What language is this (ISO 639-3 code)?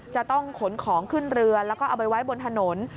tha